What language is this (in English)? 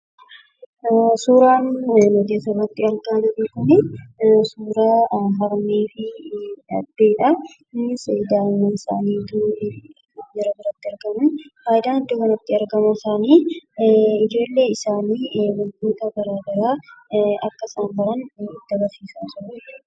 Oromo